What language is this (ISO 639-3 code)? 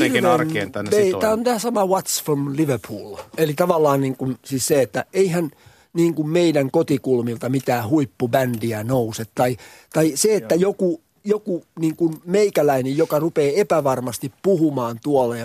fin